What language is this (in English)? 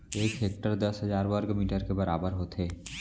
Chhattisgarhi